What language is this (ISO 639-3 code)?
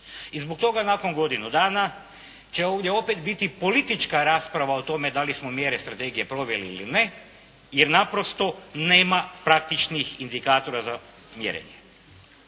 hrv